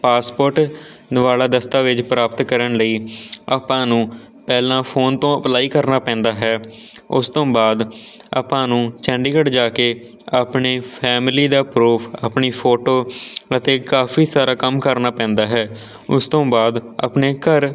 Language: Punjabi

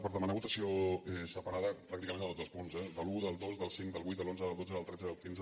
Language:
Catalan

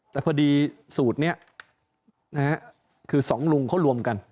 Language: Thai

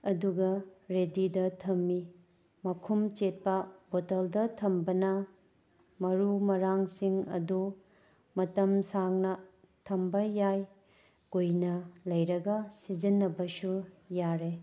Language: Manipuri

